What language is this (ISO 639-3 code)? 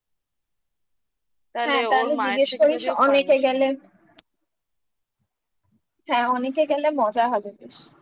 ben